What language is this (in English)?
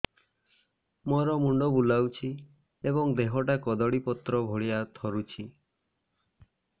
Odia